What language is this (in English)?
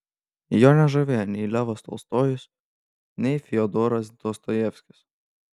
Lithuanian